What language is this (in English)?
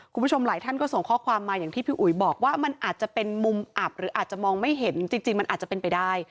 Thai